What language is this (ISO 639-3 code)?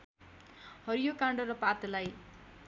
nep